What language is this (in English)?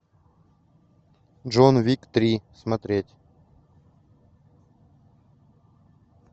Russian